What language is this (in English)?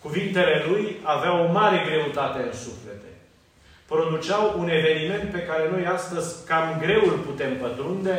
Romanian